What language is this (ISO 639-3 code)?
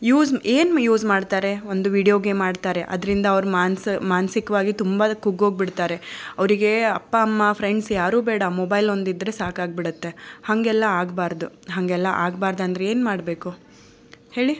kan